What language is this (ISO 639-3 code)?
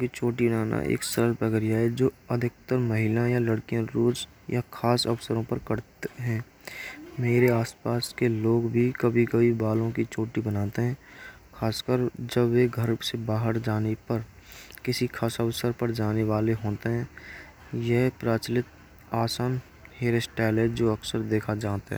bra